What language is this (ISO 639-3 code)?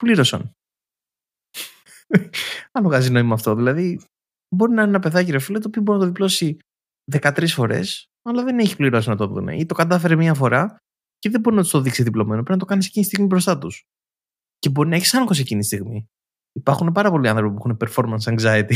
ell